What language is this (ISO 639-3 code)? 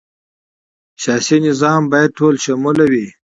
pus